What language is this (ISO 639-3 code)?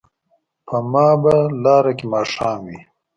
pus